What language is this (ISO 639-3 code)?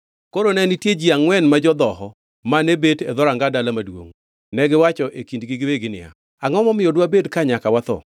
luo